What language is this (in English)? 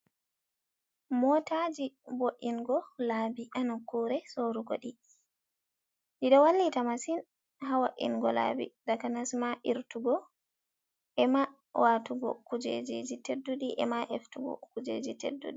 Fula